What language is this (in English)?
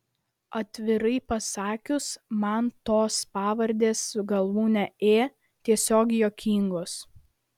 Lithuanian